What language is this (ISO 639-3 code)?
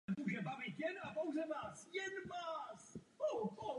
ces